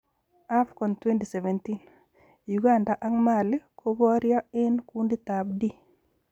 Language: Kalenjin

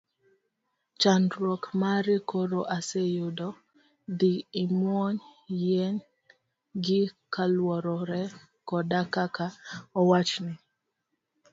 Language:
Luo (Kenya and Tanzania)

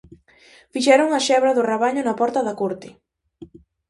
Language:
Galician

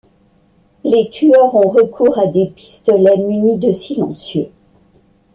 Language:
French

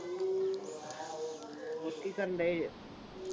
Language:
Punjabi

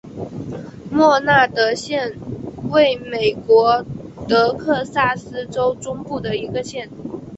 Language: Chinese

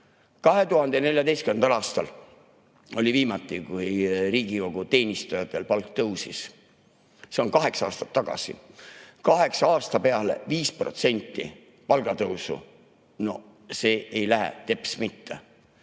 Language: Estonian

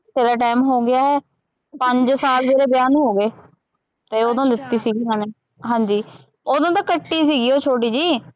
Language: Punjabi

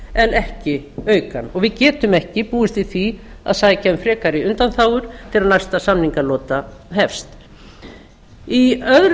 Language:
Icelandic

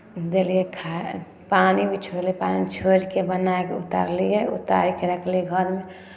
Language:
Maithili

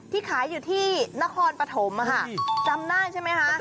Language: Thai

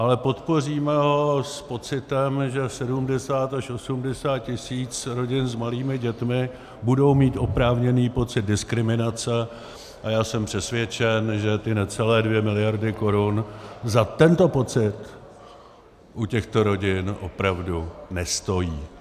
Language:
Czech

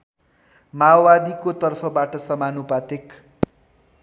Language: Nepali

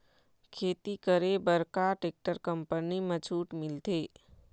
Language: Chhattisgarhi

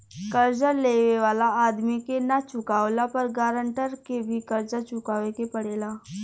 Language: Bhojpuri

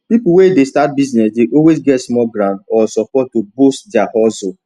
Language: Nigerian Pidgin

